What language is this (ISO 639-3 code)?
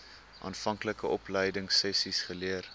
afr